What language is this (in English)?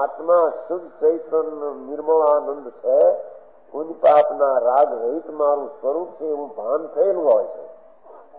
Arabic